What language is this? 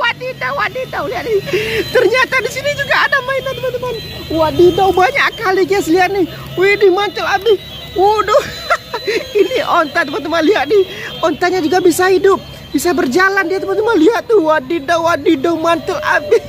Indonesian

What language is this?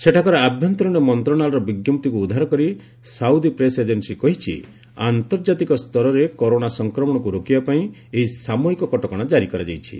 Odia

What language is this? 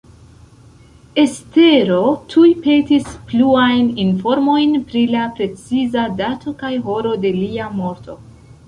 Esperanto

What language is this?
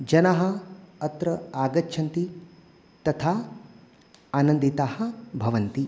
Sanskrit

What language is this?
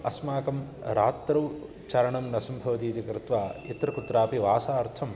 Sanskrit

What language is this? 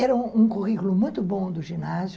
Portuguese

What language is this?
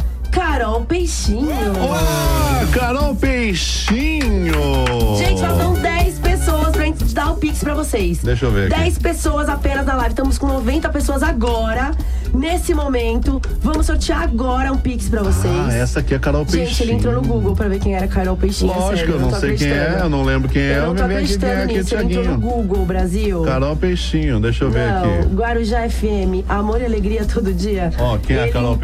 Portuguese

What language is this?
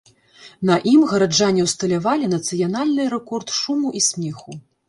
Belarusian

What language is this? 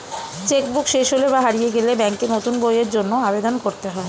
Bangla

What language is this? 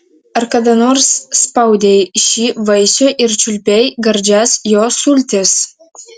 Lithuanian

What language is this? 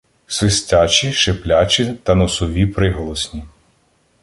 Ukrainian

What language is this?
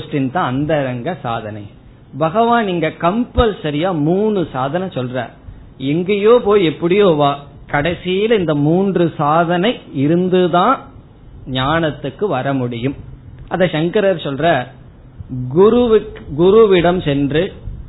Tamil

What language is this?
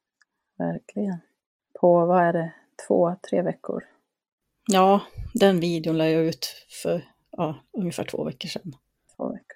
Swedish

